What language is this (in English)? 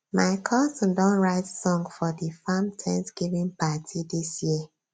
Nigerian Pidgin